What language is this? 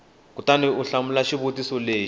Tsonga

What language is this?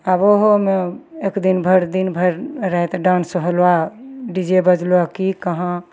Maithili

